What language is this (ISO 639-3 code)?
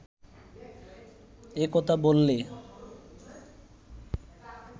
ben